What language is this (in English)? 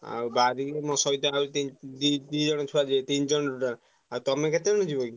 Odia